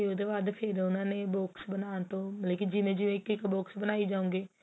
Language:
Punjabi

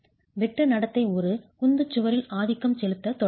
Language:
Tamil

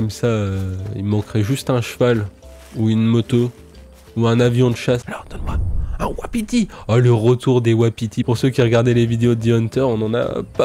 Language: French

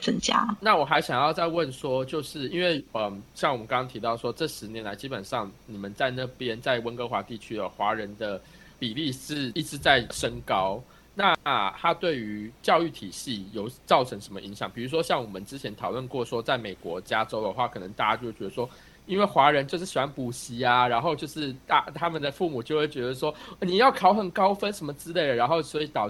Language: Chinese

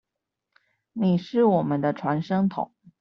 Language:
Chinese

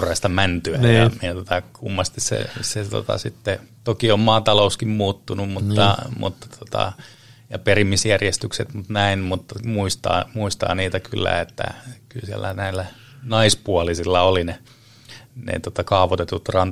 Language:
Finnish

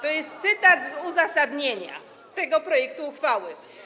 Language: Polish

